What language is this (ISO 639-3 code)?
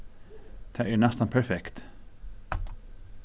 fao